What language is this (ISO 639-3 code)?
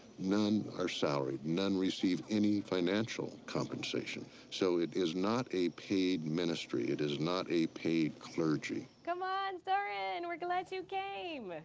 eng